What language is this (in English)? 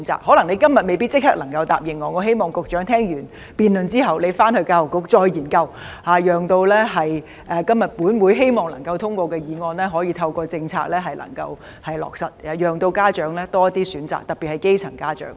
Cantonese